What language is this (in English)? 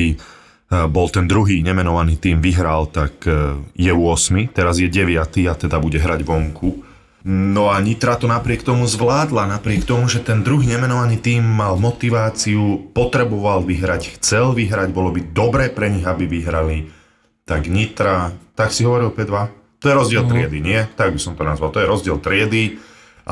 Slovak